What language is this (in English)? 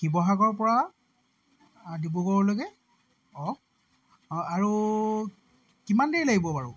Assamese